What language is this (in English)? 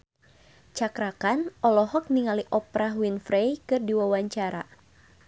Sundanese